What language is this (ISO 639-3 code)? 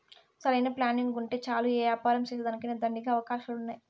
tel